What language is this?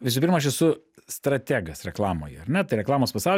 Lithuanian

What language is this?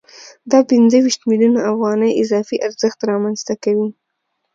Pashto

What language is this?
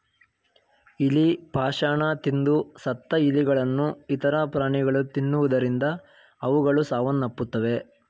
Kannada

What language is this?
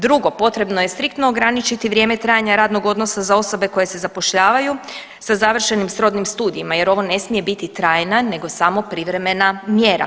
Croatian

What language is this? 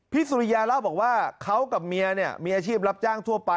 Thai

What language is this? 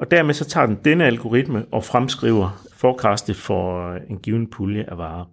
Danish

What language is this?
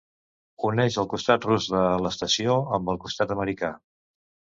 Catalan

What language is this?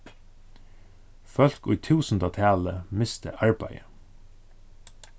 Faroese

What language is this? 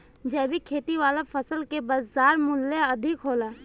Bhojpuri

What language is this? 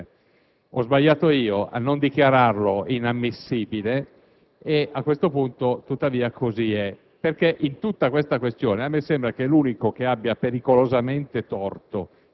Italian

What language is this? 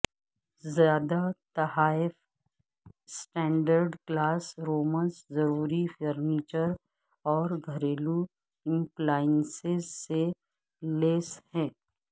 Urdu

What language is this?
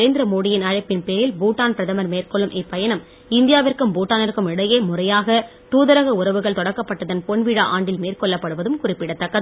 Tamil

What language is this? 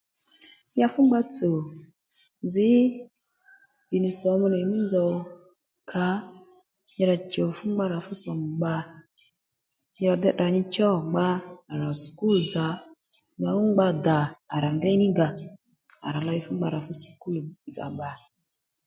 Lendu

